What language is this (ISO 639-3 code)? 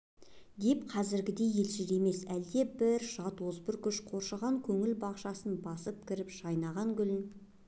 kaz